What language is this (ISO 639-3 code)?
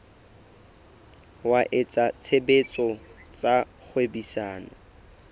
sot